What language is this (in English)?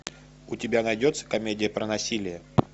Russian